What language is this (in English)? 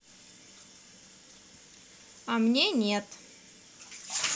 Russian